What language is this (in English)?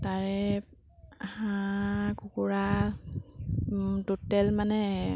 Assamese